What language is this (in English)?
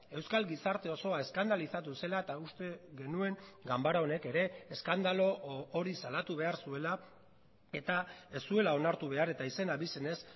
Basque